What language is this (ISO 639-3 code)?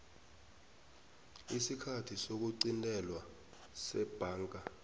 nbl